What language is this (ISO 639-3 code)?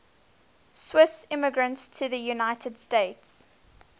eng